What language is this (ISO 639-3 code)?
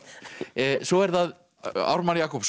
isl